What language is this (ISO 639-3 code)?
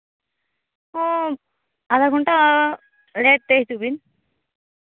sat